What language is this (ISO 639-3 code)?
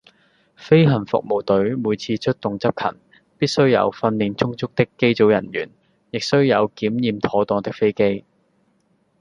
yue